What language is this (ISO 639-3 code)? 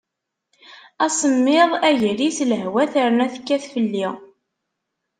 kab